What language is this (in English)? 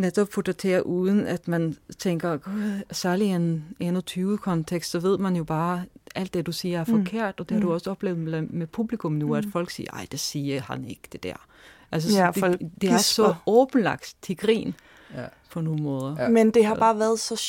Danish